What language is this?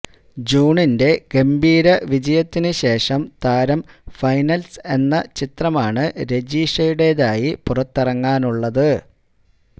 Malayalam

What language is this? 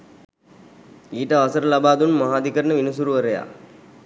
Sinhala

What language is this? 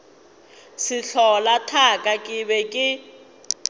Northern Sotho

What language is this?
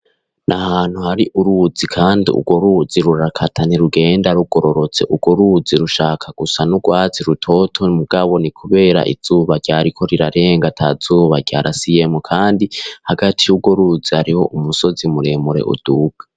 Rundi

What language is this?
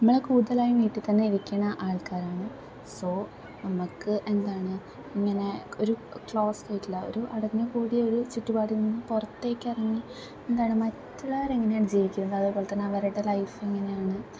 Malayalam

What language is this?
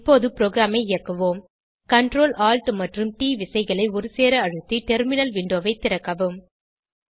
Tamil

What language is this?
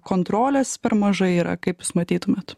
Lithuanian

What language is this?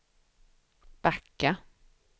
Swedish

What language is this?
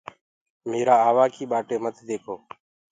Gurgula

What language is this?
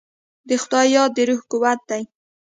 Pashto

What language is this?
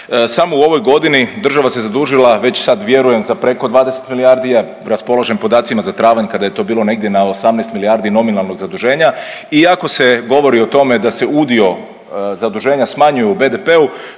Croatian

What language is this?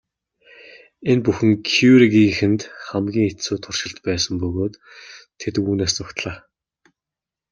Mongolian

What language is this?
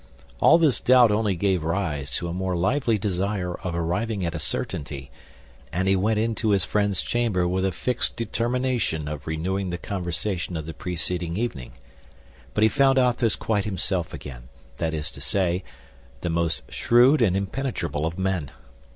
English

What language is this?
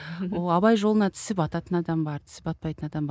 Kazakh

